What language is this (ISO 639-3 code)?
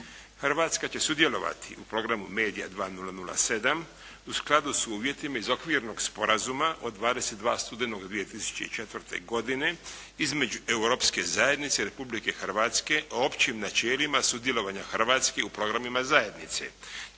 hrv